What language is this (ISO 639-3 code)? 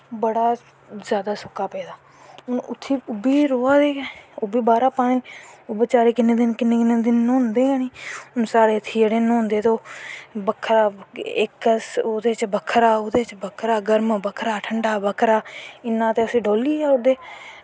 doi